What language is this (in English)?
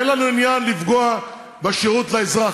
Hebrew